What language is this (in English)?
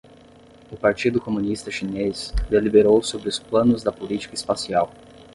Portuguese